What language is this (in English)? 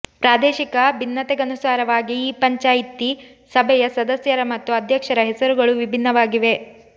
Kannada